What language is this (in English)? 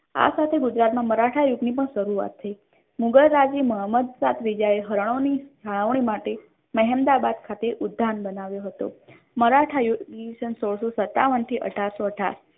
Gujarati